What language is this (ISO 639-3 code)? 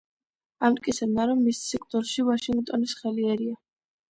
kat